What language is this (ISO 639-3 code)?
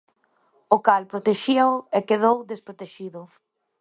glg